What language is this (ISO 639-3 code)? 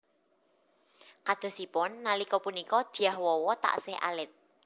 jav